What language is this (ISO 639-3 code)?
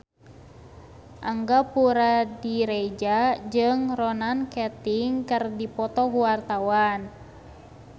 sun